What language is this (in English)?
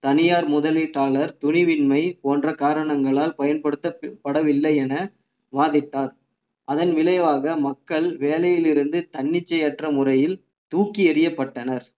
Tamil